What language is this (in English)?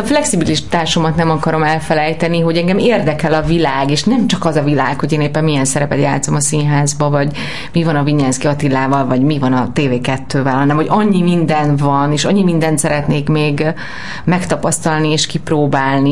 Hungarian